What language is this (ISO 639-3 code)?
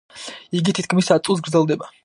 kat